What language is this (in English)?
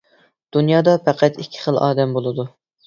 Uyghur